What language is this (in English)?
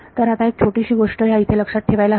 Marathi